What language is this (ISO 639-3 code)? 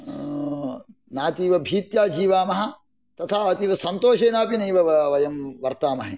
san